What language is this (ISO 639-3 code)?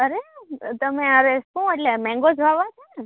guj